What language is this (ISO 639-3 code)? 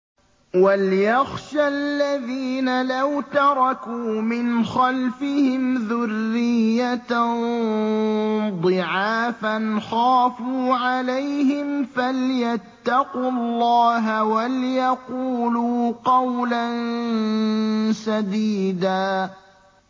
ara